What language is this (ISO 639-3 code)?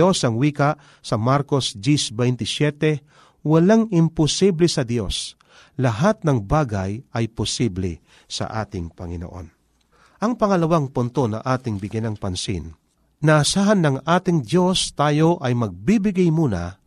fil